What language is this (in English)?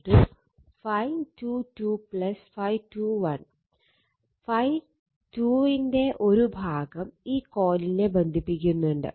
Malayalam